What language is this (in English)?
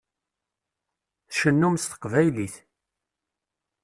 Kabyle